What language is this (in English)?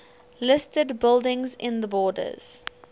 English